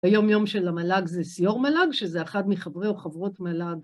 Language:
Hebrew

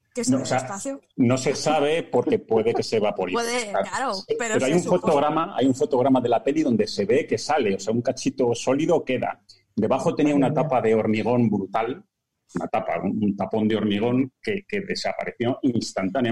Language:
Spanish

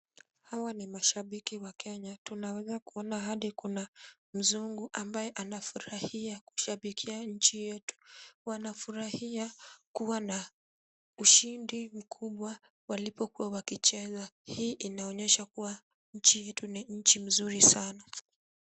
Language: Swahili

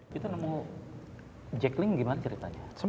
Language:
Indonesian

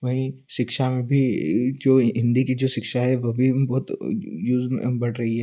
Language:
Hindi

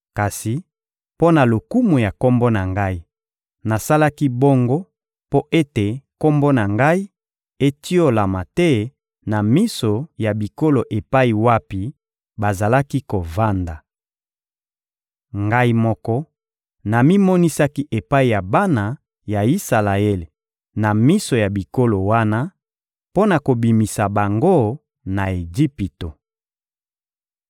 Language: Lingala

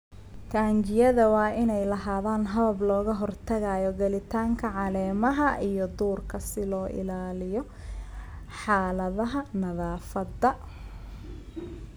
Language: Somali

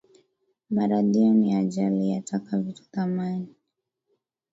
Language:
Swahili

